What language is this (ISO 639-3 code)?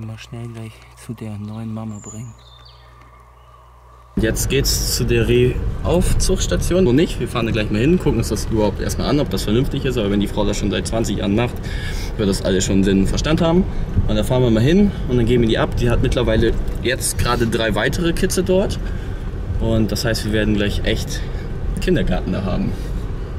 deu